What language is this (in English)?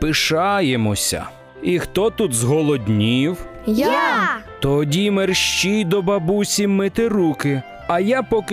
Ukrainian